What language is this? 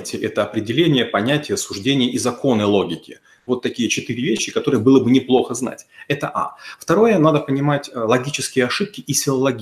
Russian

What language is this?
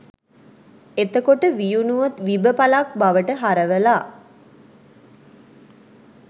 Sinhala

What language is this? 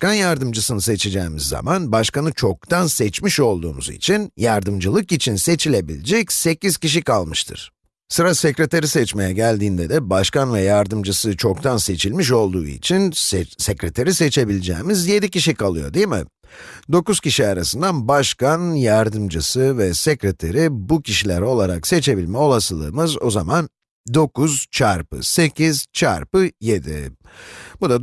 Turkish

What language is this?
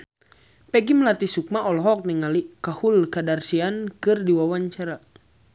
Sundanese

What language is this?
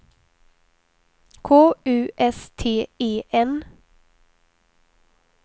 Swedish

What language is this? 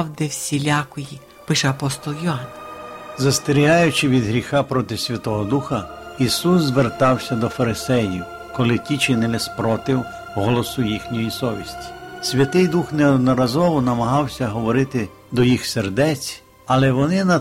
Ukrainian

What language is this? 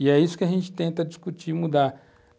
Portuguese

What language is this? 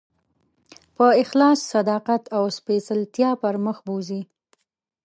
Pashto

